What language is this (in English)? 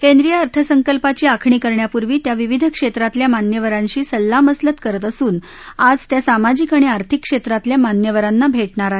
Marathi